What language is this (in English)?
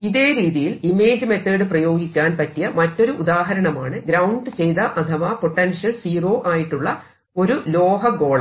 Malayalam